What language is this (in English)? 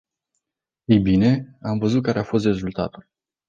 Romanian